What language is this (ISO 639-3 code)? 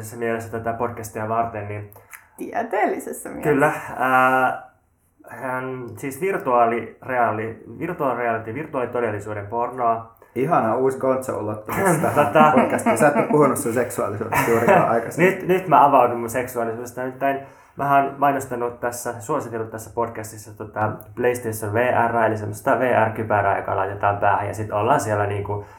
fin